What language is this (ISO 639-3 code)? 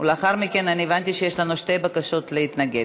heb